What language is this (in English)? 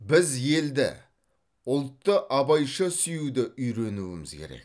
Kazakh